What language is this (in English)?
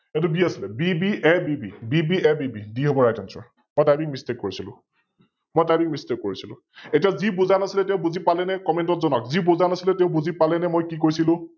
Assamese